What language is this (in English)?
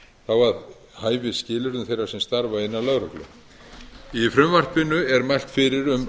Icelandic